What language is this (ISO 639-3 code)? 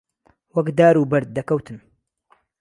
ckb